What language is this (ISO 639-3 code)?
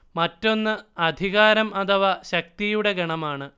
mal